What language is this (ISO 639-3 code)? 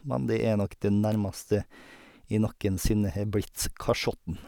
nor